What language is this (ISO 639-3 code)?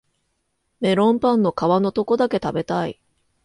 jpn